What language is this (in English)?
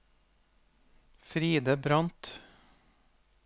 Norwegian